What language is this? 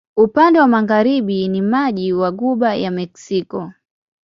Swahili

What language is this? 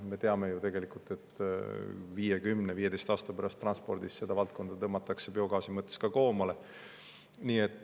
Estonian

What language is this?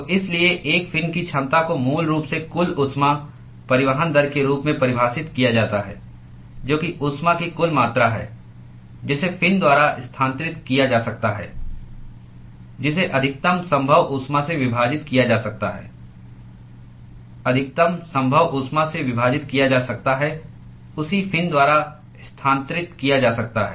Hindi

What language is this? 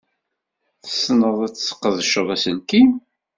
Kabyle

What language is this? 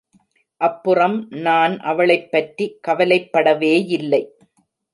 Tamil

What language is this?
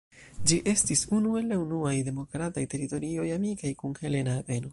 Esperanto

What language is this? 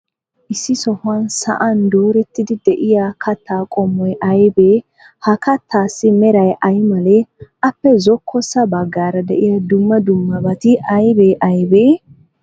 Wolaytta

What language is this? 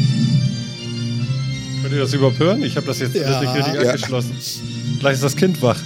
German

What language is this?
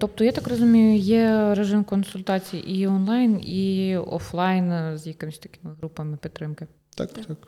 Ukrainian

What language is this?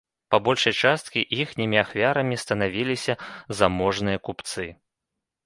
Belarusian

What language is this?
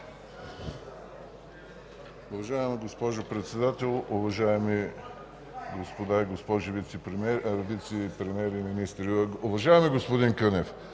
Bulgarian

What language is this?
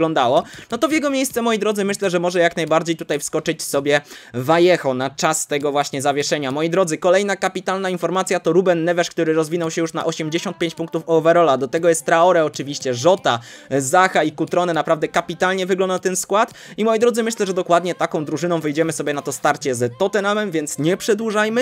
Polish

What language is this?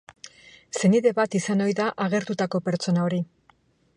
Basque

